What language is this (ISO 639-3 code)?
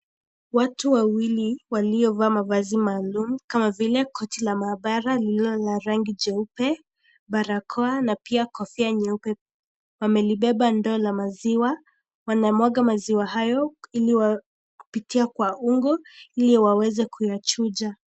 swa